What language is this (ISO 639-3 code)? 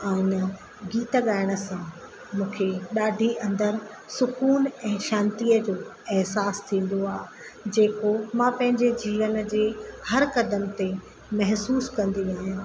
snd